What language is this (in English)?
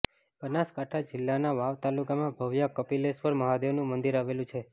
Gujarati